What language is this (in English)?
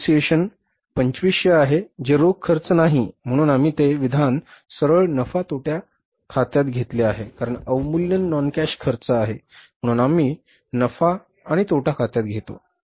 Marathi